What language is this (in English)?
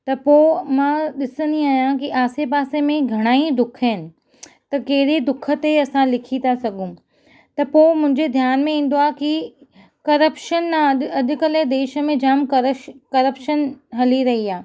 Sindhi